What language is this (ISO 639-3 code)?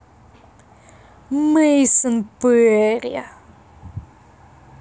rus